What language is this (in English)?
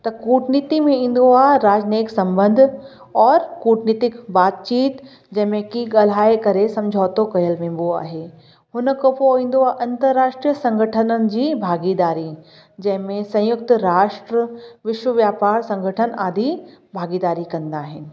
Sindhi